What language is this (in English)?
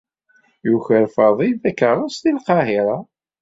Kabyle